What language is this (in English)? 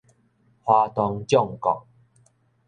Min Nan Chinese